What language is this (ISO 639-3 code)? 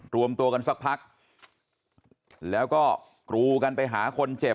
tha